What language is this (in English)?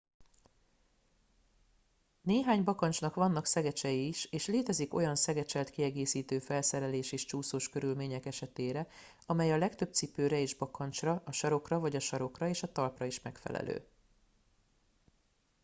Hungarian